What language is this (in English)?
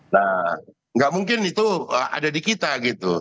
Indonesian